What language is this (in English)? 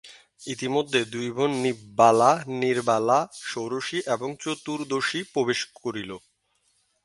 Bangla